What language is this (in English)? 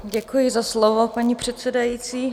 Czech